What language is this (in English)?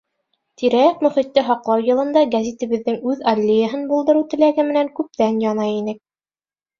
Bashkir